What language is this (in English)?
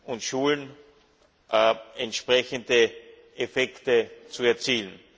German